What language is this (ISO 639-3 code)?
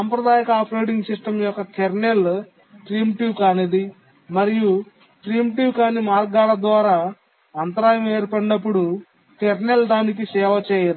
tel